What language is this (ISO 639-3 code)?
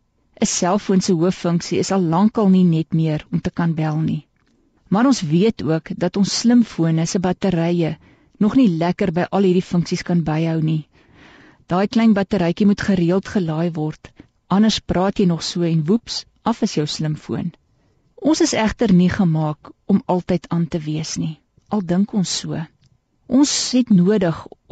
nld